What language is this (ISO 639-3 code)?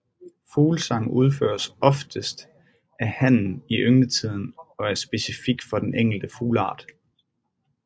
dan